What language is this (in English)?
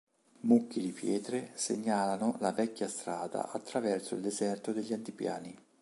Italian